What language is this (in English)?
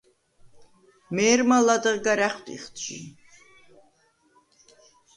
Svan